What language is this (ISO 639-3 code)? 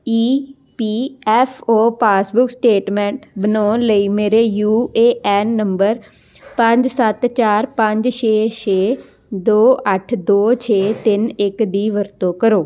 pan